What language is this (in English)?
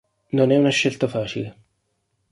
Italian